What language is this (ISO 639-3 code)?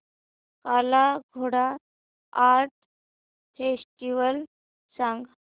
mar